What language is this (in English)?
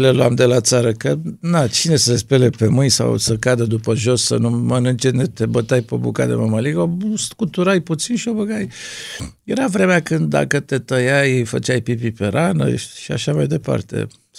Romanian